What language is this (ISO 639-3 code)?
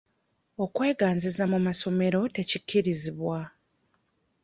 lug